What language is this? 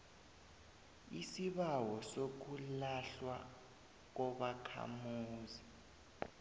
South Ndebele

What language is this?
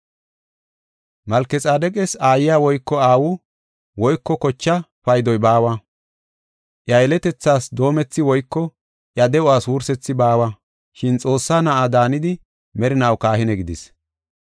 Gofa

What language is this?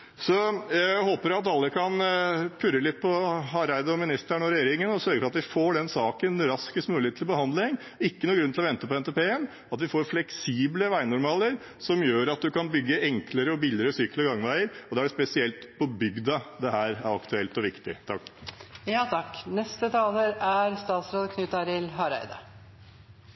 Norwegian Bokmål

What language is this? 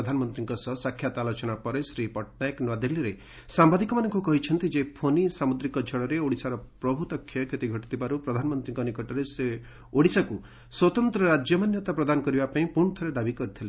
Odia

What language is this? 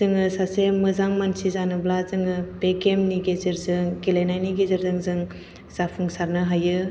Bodo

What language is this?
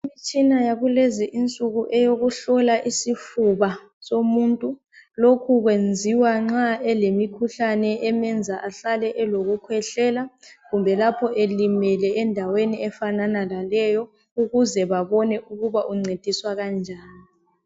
North Ndebele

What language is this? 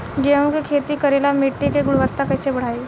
Bhojpuri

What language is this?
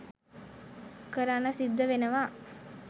Sinhala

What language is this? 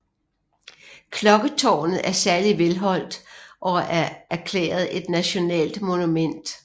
Danish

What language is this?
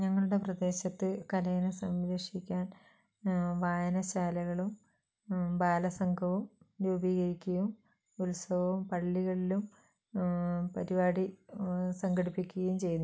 Malayalam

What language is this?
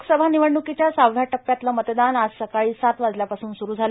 Marathi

